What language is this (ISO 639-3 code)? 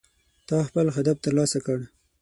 pus